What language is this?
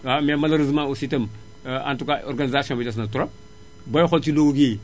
Wolof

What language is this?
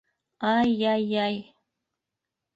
Bashkir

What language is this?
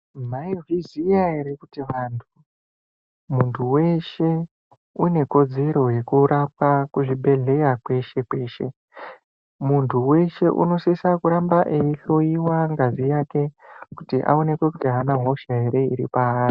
Ndau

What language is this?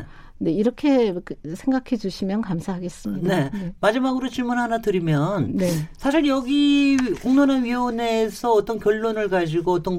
Korean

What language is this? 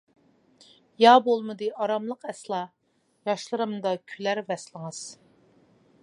Uyghur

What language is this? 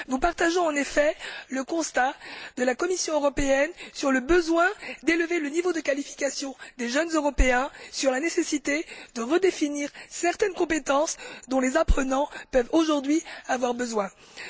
French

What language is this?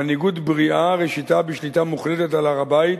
Hebrew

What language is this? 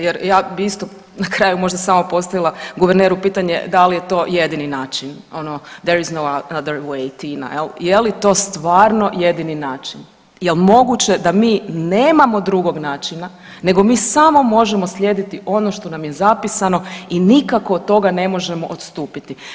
Croatian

